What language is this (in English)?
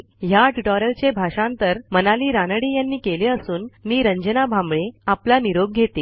Marathi